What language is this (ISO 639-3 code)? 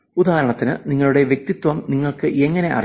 mal